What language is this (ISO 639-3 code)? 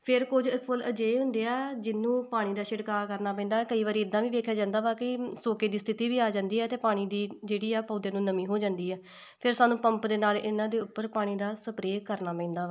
pan